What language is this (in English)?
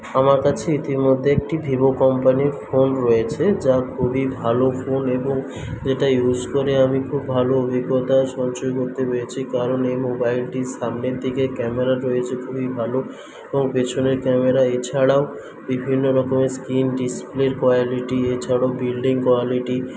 Bangla